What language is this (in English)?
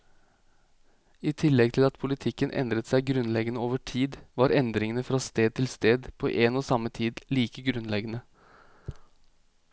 Norwegian